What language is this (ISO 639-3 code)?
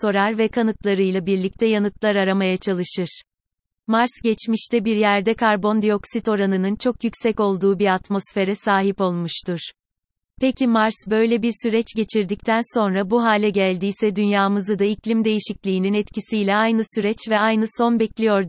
tur